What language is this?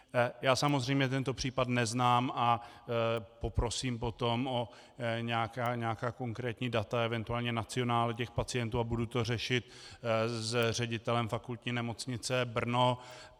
Czech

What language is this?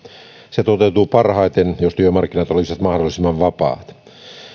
Finnish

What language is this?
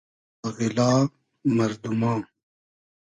Hazaragi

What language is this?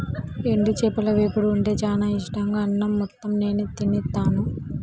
Telugu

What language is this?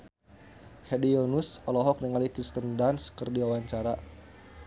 Sundanese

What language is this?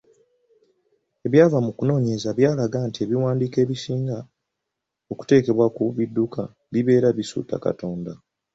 Ganda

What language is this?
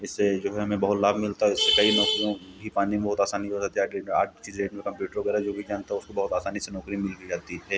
Hindi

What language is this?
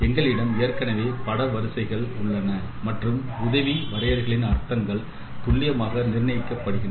Tamil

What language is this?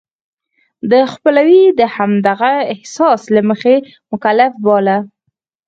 Pashto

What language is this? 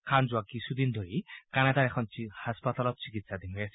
Assamese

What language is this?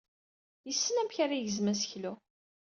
Kabyle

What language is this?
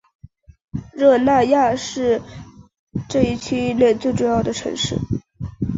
Chinese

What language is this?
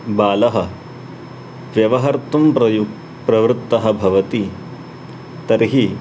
Sanskrit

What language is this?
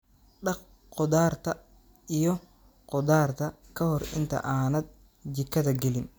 Somali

